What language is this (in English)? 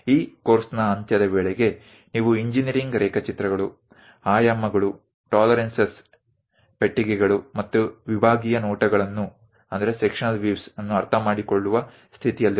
Gujarati